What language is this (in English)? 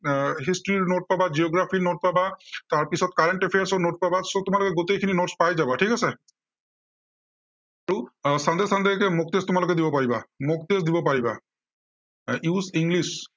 Assamese